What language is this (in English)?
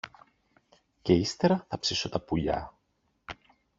Greek